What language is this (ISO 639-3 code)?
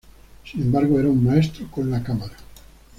spa